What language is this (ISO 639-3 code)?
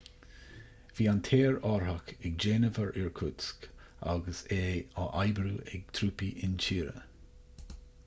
gle